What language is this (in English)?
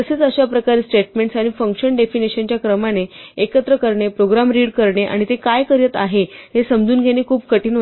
Marathi